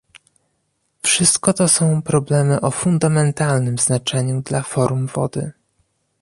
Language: Polish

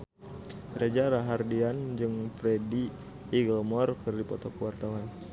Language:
Sundanese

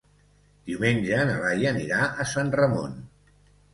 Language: Catalan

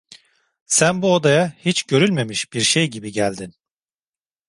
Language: Turkish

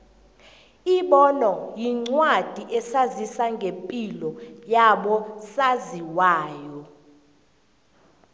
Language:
South Ndebele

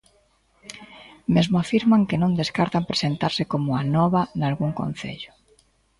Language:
Galician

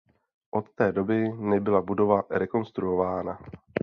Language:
Czech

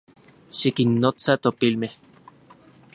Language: Central Puebla Nahuatl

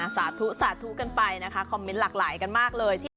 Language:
Thai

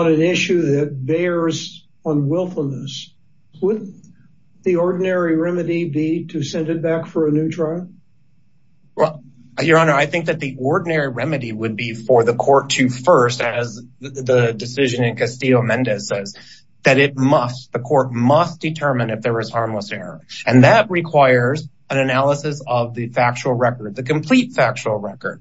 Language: English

